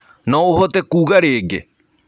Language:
Kikuyu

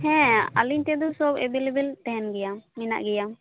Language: Santali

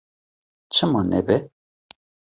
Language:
Kurdish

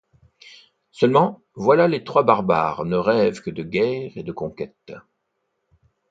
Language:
French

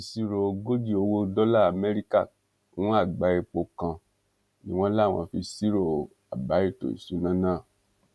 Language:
Yoruba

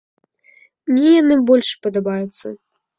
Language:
Belarusian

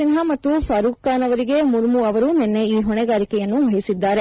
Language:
Kannada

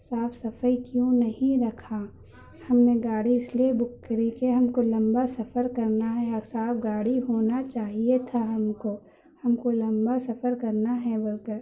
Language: Urdu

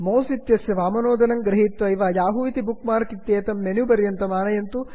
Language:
Sanskrit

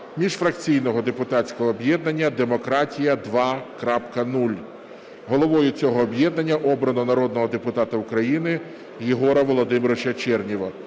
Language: Ukrainian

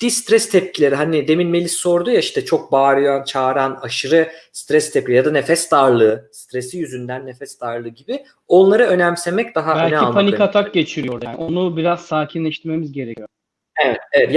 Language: Turkish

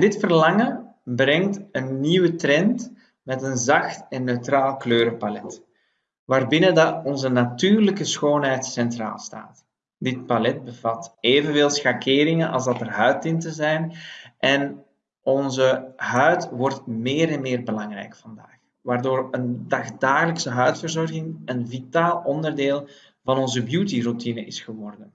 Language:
Dutch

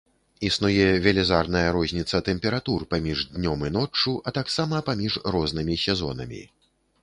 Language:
Belarusian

